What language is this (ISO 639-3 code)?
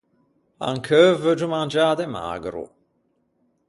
lij